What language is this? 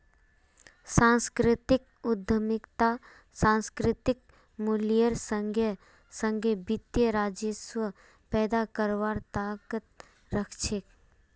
Magahi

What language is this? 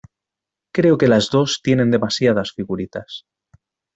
Spanish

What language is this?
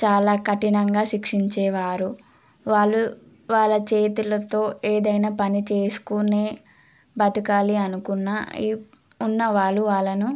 Telugu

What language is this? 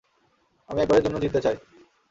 Bangla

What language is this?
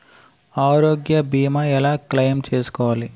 Telugu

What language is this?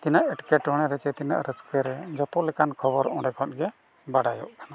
Santali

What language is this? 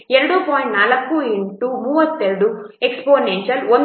Kannada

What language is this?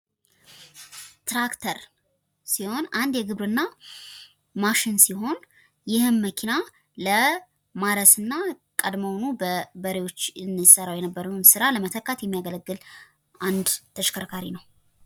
Amharic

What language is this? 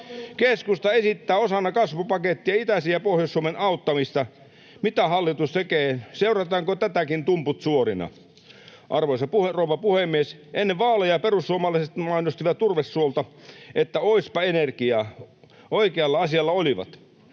Finnish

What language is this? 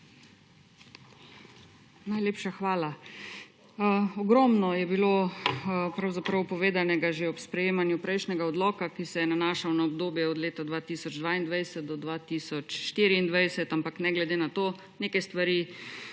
Slovenian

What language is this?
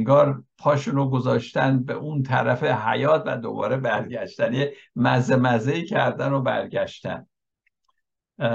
Persian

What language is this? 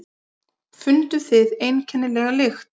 Icelandic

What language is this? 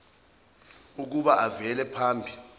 Zulu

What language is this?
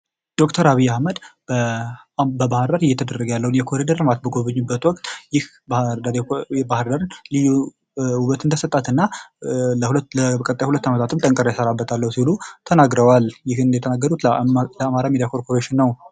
Amharic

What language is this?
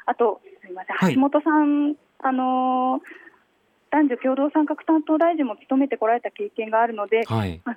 Japanese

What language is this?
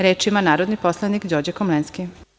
Serbian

